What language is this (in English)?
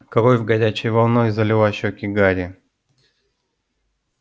Russian